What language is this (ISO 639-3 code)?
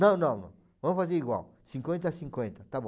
por